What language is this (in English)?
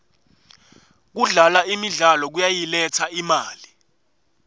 Swati